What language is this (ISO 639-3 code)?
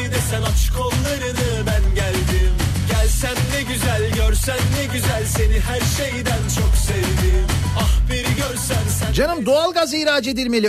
tur